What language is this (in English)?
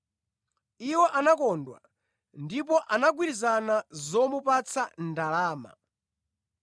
Nyanja